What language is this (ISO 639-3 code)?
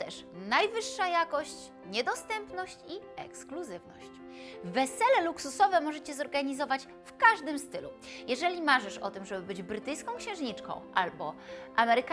pol